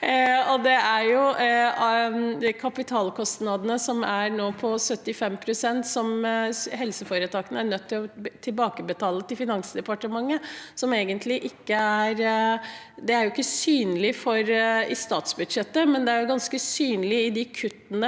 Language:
Norwegian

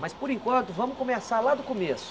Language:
Portuguese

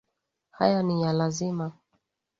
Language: Swahili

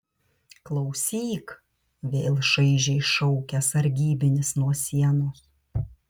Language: Lithuanian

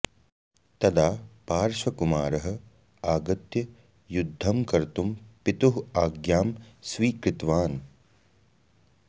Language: Sanskrit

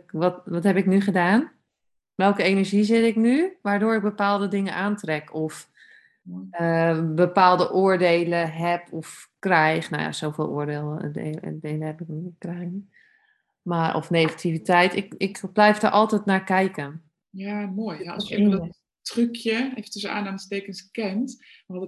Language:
Dutch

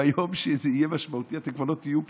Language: Hebrew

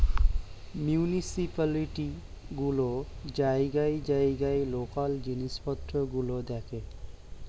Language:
Bangla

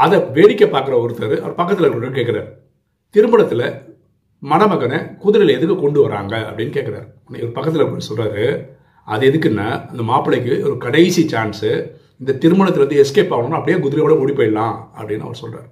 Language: Tamil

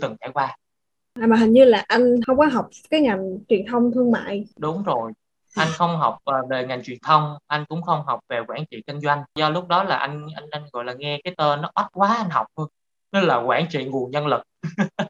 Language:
Vietnamese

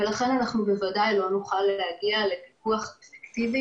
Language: Hebrew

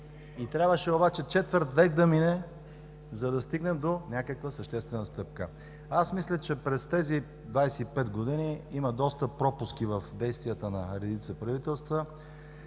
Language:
Bulgarian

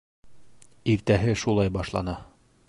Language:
Bashkir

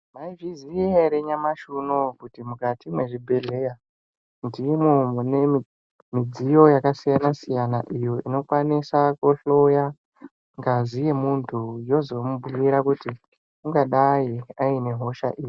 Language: Ndau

